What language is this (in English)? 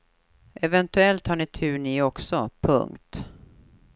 Swedish